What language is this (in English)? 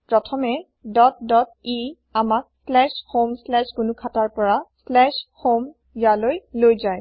Assamese